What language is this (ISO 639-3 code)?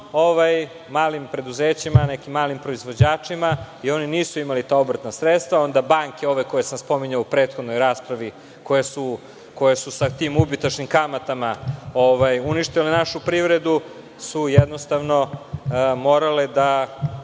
srp